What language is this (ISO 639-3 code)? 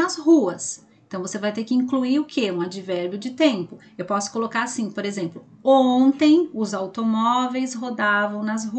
por